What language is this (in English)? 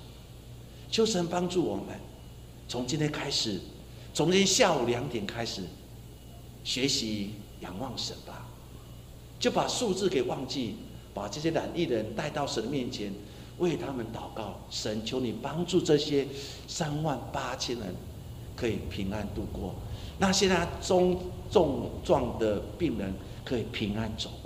Chinese